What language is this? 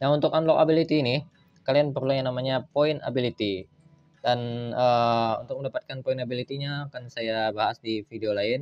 Indonesian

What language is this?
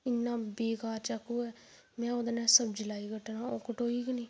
Dogri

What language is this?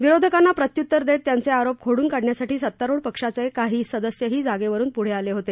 Marathi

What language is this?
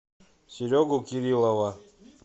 Russian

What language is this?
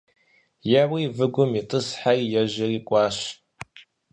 Kabardian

